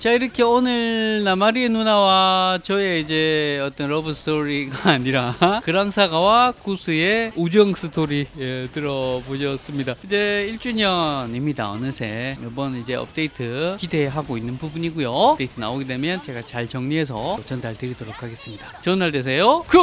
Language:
Korean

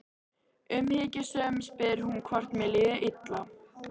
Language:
Icelandic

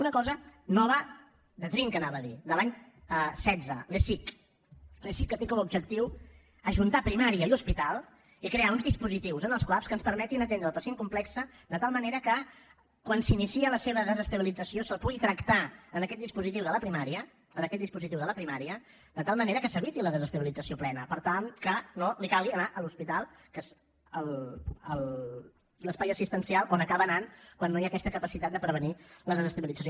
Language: Catalan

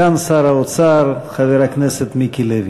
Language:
Hebrew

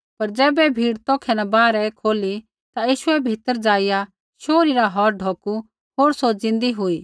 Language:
Kullu Pahari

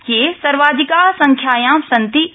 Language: Sanskrit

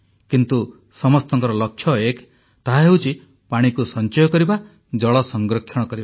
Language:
Odia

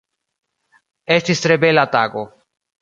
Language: Esperanto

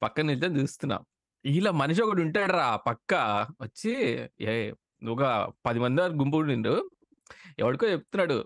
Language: Telugu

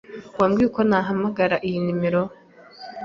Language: Kinyarwanda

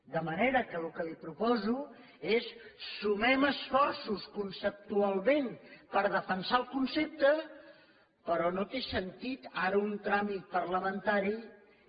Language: Catalan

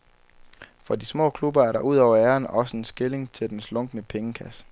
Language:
Danish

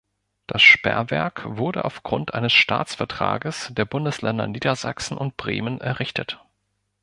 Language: German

